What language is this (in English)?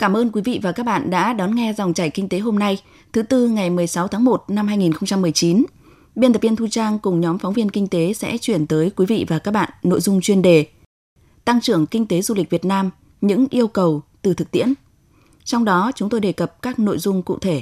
Vietnamese